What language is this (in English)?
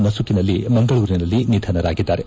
Kannada